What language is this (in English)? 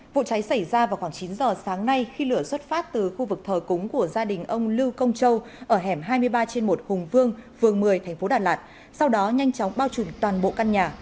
Vietnamese